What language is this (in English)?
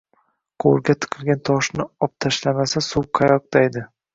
Uzbek